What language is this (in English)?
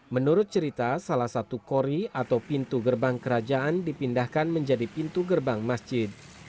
Indonesian